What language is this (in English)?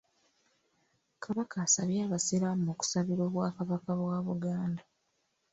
Ganda